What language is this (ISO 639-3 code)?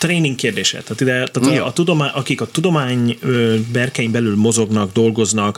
hun